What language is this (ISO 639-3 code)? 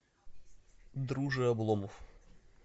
rus